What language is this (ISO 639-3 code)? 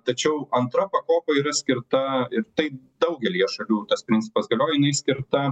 lit